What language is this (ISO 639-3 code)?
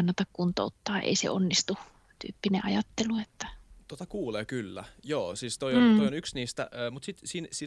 fin